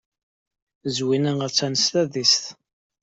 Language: Kabyle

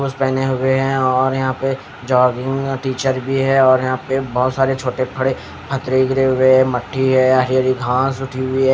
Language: Hindi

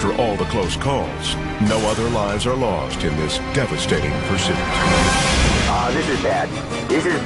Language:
English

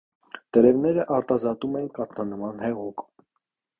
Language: Armenian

